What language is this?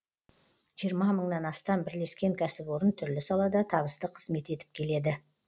Kazakh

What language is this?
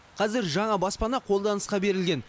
Kazakh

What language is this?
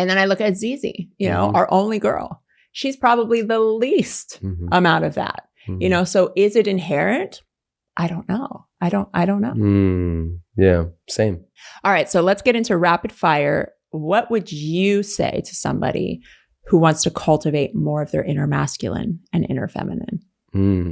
English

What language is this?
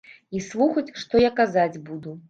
Belarusian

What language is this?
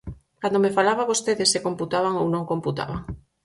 Galician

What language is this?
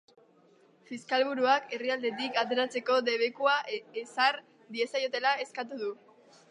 Basque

